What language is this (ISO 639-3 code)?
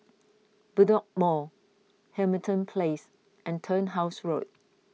eng